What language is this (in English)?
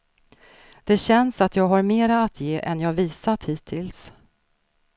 Swedish